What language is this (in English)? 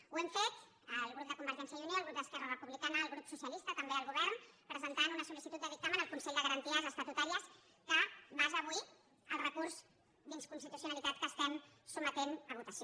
Catalan